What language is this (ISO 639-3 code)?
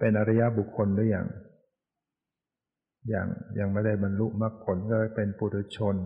tha